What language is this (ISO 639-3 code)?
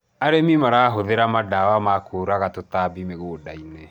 kik